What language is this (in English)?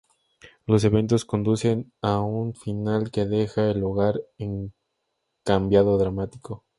Spanish